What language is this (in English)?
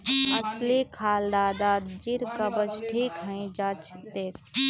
Magahi